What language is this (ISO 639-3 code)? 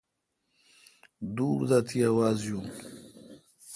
xka